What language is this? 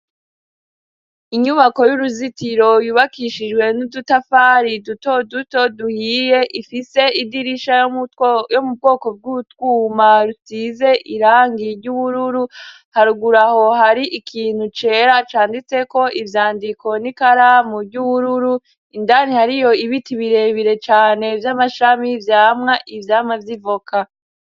Rundi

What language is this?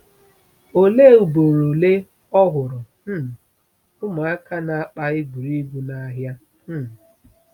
Igbo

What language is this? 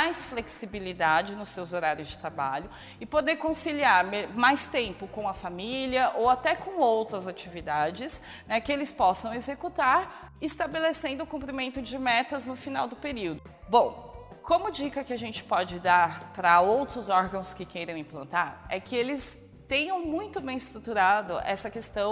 Portuguese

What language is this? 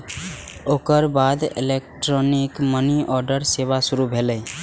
Maithili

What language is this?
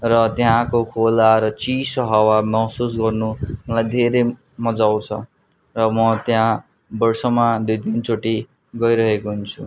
Nepali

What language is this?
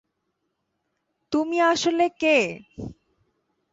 Bangla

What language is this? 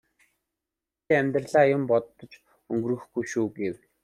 Mongolian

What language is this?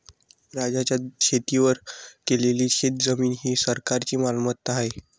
Marathi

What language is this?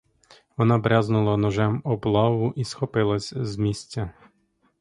Ukrainian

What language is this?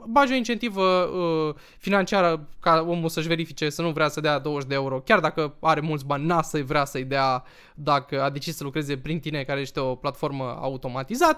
Romanian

